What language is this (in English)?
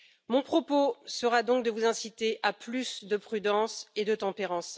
French